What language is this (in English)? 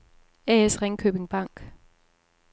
Danish